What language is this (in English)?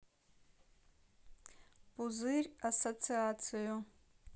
Russian